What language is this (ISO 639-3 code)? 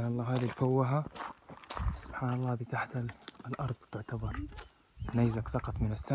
ara